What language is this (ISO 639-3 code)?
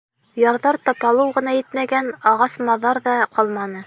bak